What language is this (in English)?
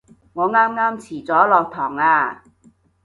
Cantonese